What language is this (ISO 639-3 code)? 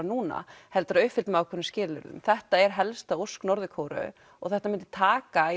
isl